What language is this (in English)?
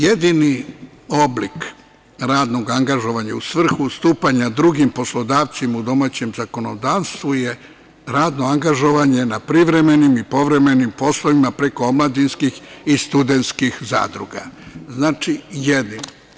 Serbian